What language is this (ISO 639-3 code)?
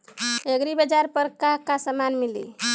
bho